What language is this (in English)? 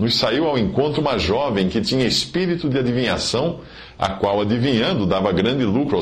Portuguese